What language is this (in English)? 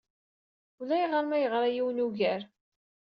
Kabyle